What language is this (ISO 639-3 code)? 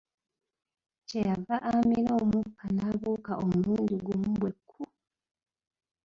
lug